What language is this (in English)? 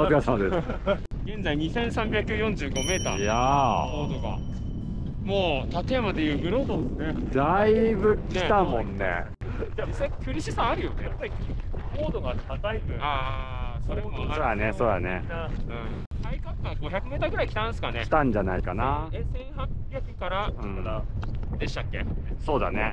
Japanese